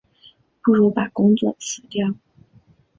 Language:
Chinese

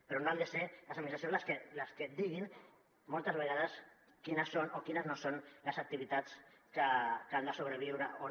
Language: Catalan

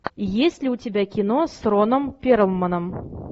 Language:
Russian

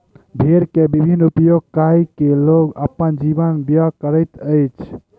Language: Maithili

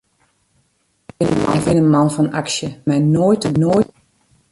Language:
Western Frisian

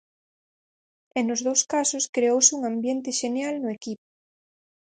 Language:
Galician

